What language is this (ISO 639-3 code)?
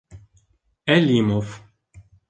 bak